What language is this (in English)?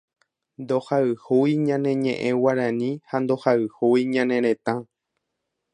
Guarani